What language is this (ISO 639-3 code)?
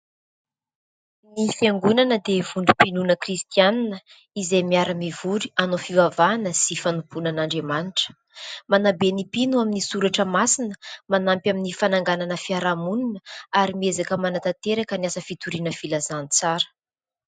mlg